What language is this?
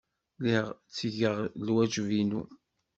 Kabyle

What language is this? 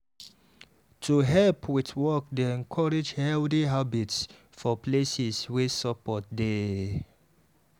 Nigerian Pidgin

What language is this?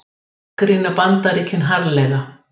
Icelandic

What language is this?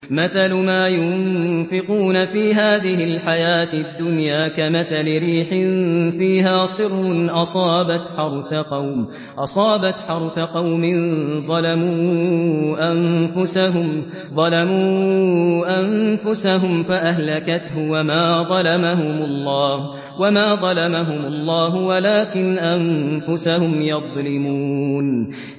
Arabic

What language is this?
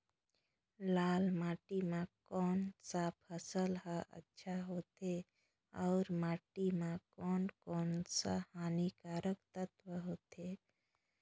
Chhattisgarhi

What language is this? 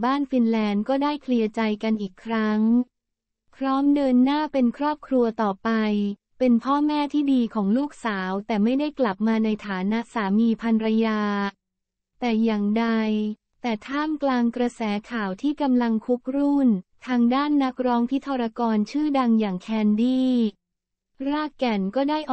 Thai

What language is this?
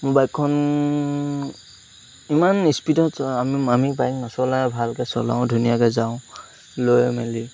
Assamese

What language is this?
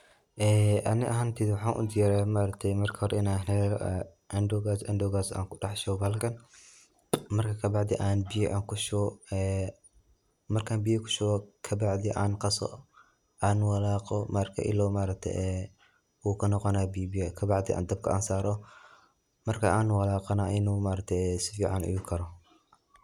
Somali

